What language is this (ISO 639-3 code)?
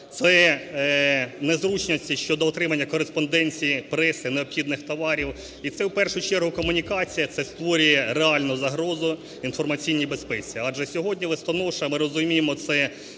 ukr